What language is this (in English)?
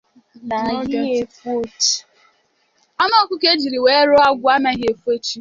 Igbo